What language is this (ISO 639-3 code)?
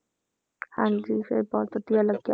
pan